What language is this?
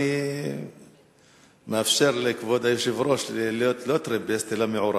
Hebrew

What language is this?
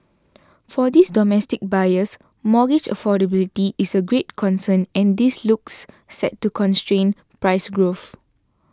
English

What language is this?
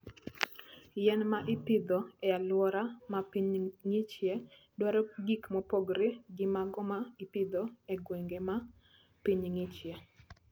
Luo (Kenya and Tanzania)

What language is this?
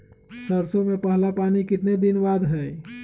Magahi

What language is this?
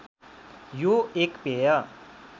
Nepali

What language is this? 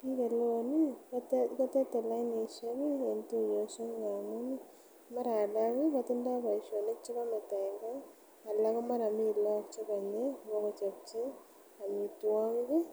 Kalenjin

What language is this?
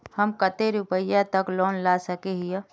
Magahi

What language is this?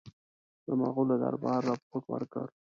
Pashto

